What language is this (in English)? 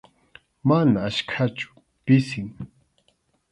Arequipa-La Unión Quechua